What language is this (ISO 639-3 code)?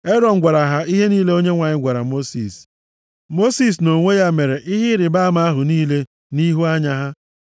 ibo